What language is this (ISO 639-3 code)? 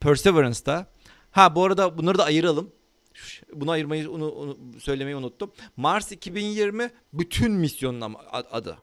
tur